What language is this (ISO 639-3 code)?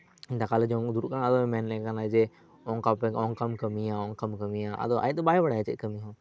sat